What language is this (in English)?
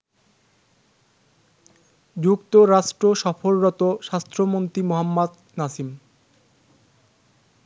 Bangla